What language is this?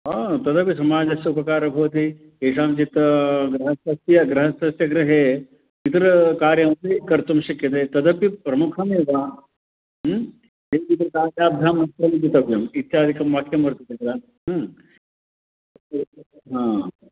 Sanskrit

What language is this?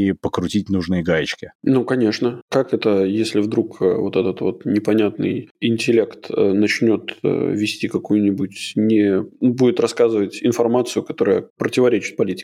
Russian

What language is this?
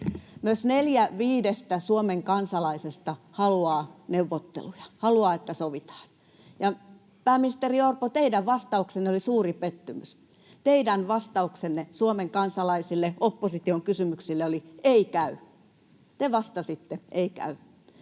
Finnish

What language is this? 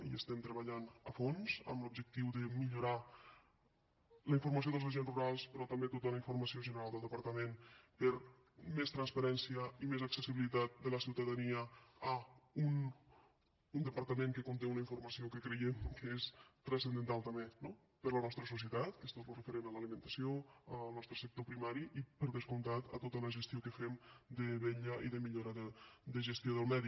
Catalan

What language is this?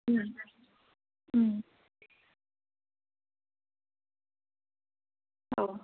Bodo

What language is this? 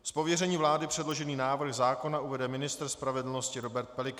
Czech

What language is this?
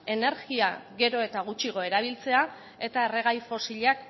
Basque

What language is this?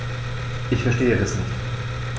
German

